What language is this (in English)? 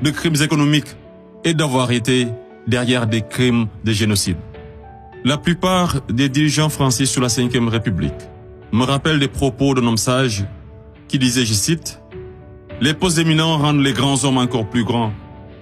French